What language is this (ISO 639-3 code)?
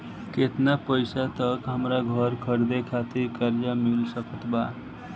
bho